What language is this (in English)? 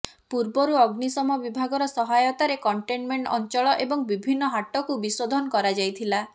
Odia